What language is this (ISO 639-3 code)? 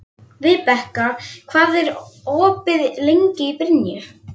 isl